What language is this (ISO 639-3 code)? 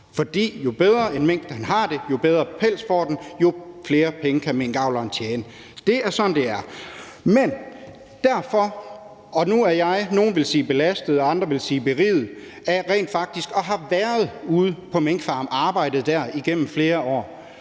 dan